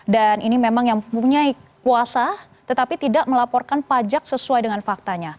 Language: Indonesian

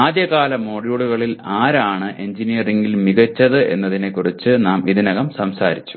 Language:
Malayalam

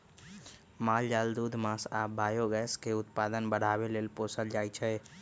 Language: Magahi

